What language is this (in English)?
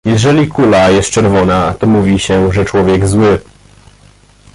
Polish